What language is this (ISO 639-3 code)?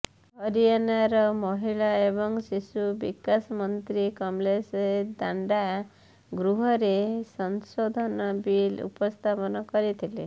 ori